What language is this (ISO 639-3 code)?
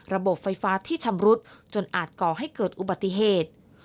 tha